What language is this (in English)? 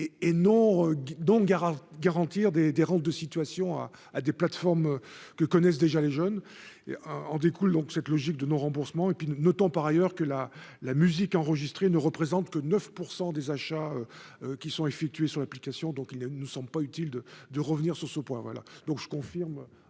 French